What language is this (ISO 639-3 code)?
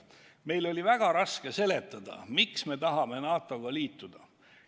est